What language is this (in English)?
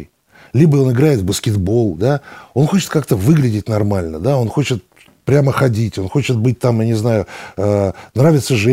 Russian